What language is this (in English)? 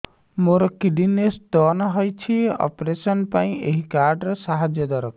Odia